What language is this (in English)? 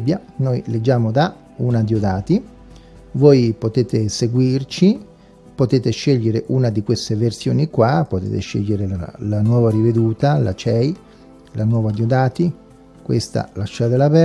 Italian